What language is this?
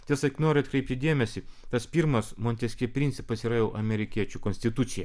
Lithuanian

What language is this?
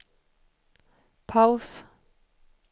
Swedish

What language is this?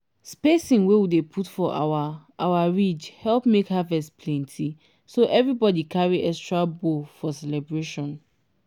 Nigerian Pidgin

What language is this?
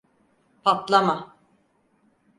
Turkish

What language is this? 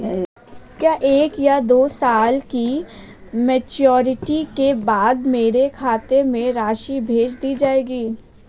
Hindi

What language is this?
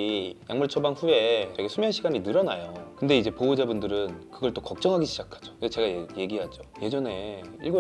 Korean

